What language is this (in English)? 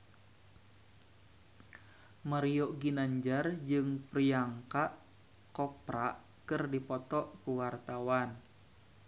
Sundanese